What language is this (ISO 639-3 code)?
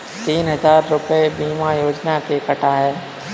hin